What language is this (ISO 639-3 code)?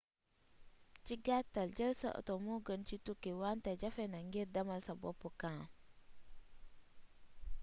wol